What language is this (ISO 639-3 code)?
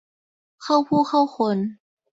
tha